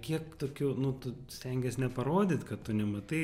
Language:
Lithuanian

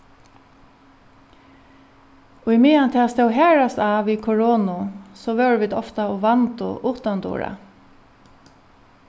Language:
Faroese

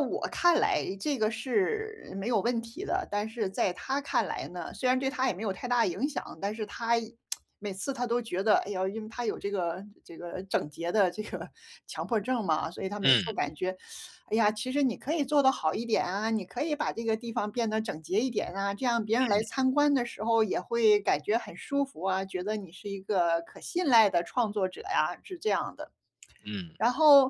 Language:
Chinese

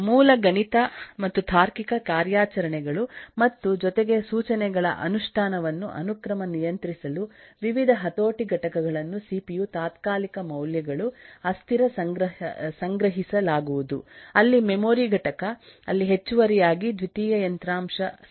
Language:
Kannada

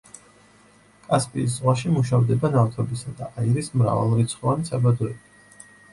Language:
Georgian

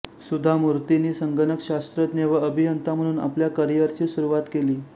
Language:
Marathi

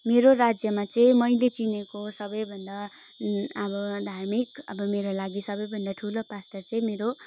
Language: Nepali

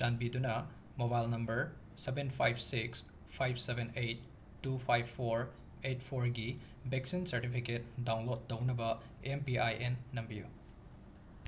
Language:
Manipuri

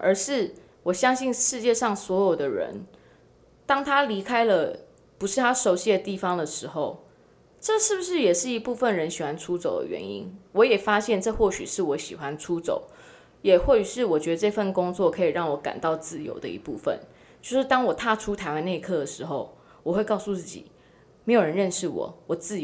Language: Chinese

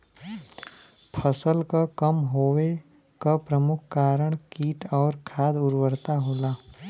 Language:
Bhojpuri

